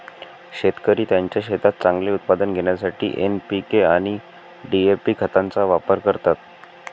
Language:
Marathi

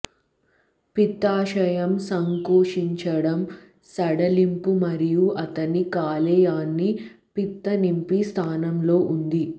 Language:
Telugu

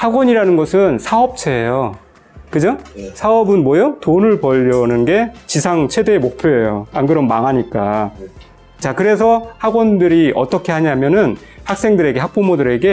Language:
Korean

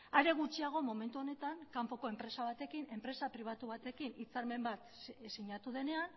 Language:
Basque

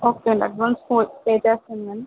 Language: Telugu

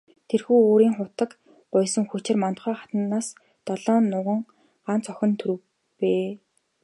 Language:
Mongolian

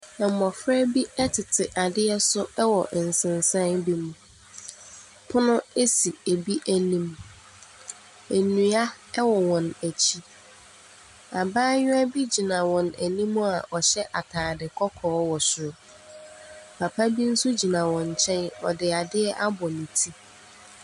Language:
Akan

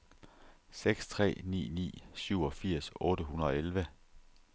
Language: Danish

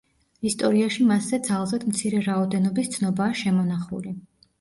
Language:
Georgian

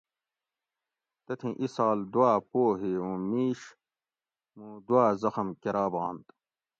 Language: Gawri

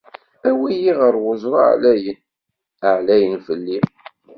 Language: Kabyle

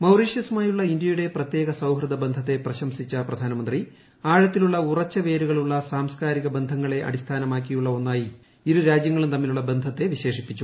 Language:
Malayalam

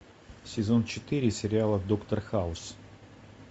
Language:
Russian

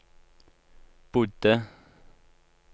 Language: Norwegian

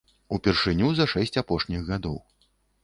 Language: Belarusian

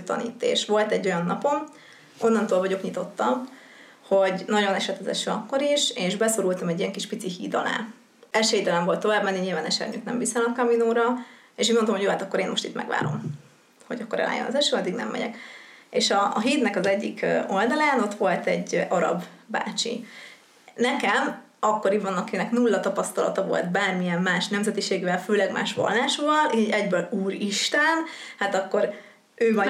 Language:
Hungarian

